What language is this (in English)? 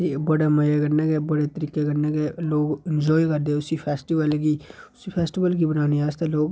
Dogri